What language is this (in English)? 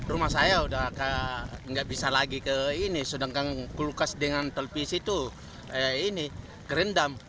Indonesian